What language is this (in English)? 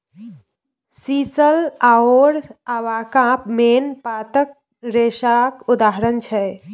Maithili